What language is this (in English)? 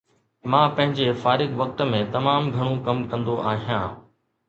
Sindhi